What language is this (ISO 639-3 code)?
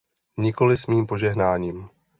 ces